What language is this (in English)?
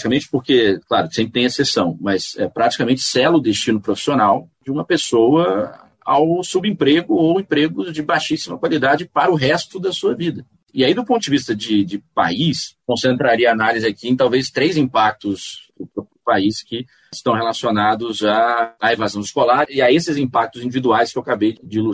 Portuguese